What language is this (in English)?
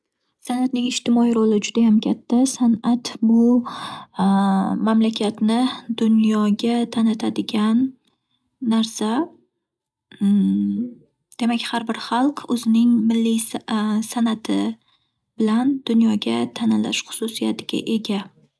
Uzbek